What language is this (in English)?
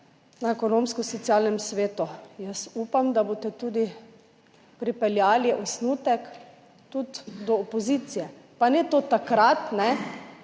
Slovenian